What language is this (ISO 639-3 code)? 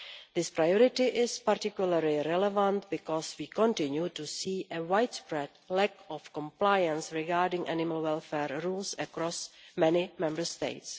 eng